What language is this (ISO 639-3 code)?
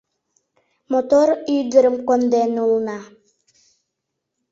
chm